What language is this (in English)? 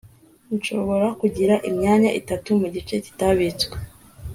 Kinyarwanda